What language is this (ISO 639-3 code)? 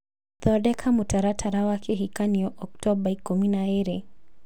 kik